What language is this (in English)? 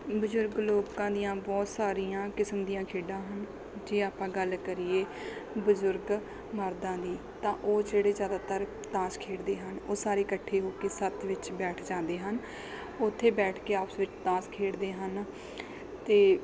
Punjabi